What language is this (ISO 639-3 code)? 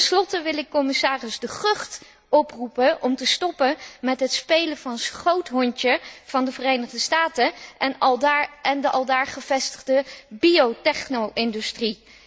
nld